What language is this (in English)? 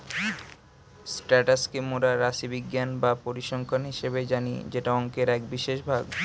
Bangla